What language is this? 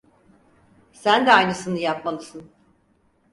Turkish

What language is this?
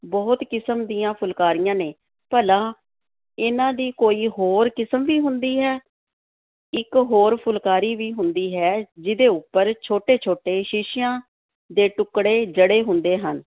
Punjabi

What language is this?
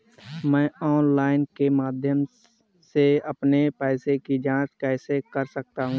Hindi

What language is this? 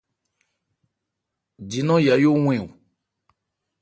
Ebrié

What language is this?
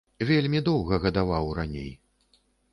Belarusian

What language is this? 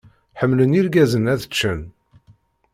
Kabyle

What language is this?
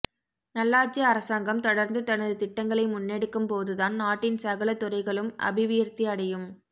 Tamil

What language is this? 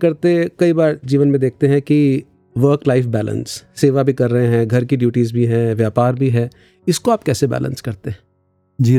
Hindi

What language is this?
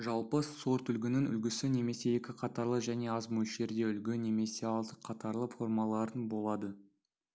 Kazakh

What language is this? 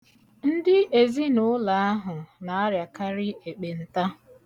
Igbo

